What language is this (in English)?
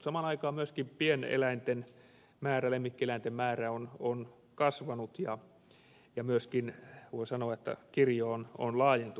Finnish